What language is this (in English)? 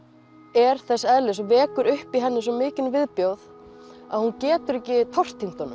Icelandic